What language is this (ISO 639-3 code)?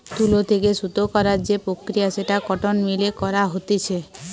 ben